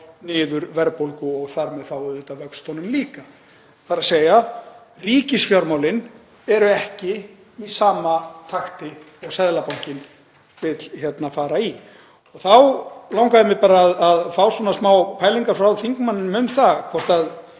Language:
Icelandic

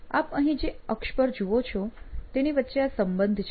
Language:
Gujarati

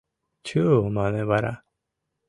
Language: Mari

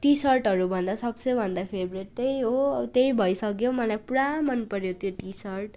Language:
Nepali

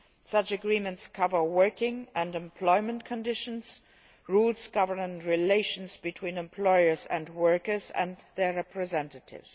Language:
English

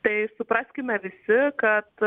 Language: Lithuanian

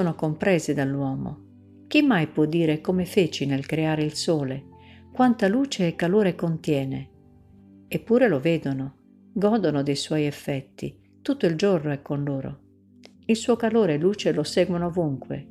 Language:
Italian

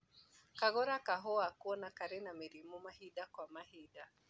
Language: Kikuyu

